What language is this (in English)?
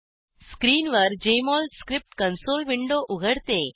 Marathi